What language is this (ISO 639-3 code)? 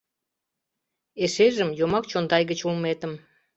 chm